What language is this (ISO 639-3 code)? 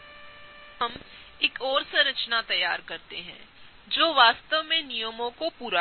hin